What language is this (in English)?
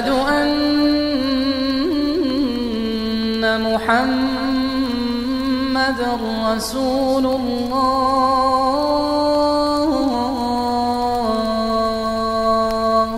Arabic